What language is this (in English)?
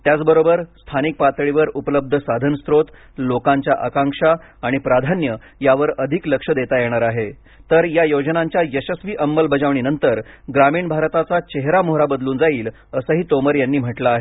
Marathi